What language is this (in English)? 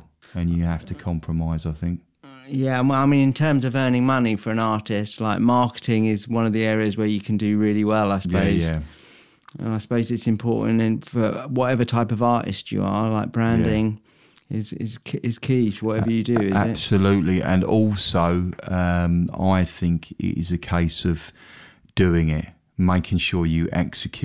English